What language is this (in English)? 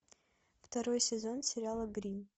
Russian